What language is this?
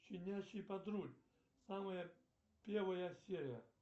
Russian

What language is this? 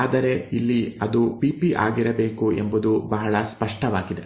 Kannada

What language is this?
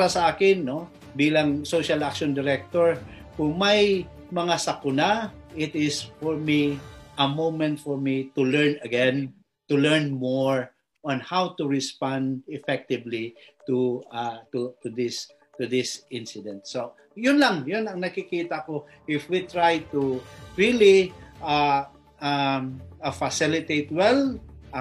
Filipino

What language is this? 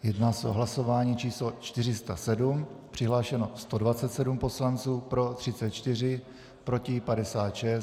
Czech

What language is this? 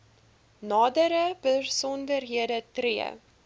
Afrikaans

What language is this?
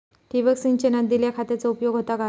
Marathi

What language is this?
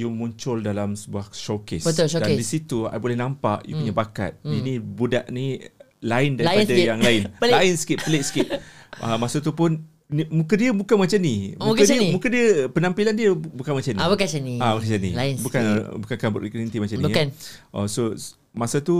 Malay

